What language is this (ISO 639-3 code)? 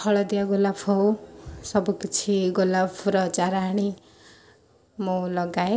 ori